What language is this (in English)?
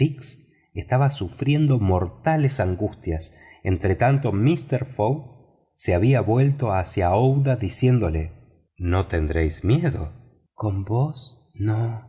Spanish